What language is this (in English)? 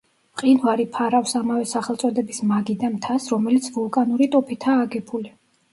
Georgian